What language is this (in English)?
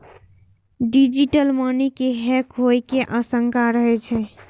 Maithili